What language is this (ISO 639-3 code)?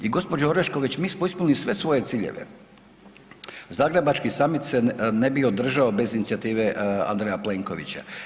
hrv